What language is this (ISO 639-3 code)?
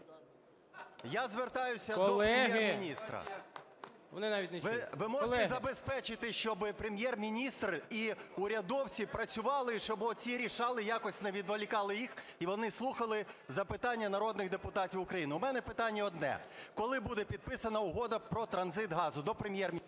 ukr